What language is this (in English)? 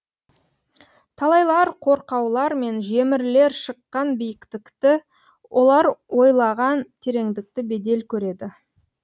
Kazakh